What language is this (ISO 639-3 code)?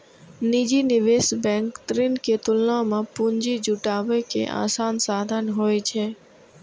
mai